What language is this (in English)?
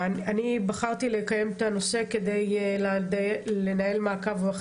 Hebrew